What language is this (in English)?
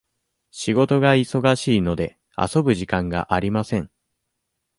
Japanese